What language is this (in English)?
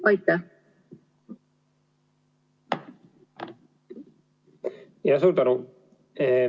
Estonian